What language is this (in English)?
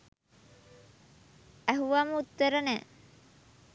Sinhala